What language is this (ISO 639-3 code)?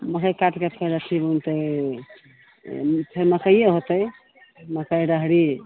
mai